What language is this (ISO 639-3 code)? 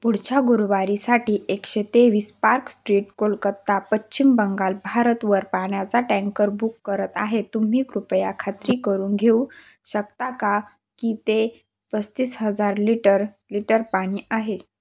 mar